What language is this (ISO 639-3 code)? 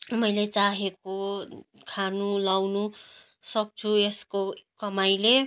nep